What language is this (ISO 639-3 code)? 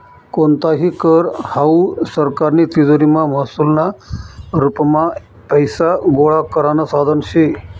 mar